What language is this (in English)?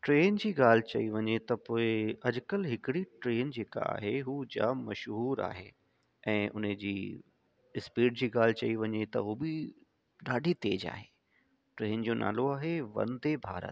Sindhi